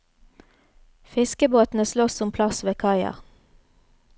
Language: Norwegian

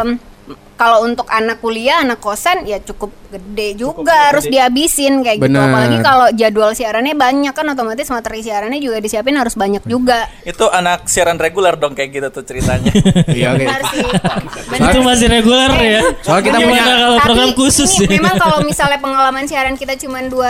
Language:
Indonesian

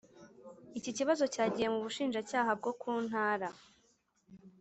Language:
Kinyarwanda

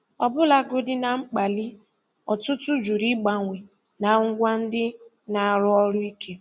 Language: Igbo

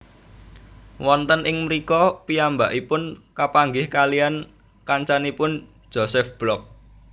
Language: Javanese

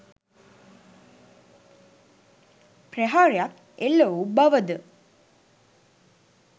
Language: Sinhala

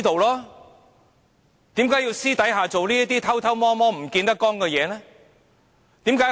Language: Cantonese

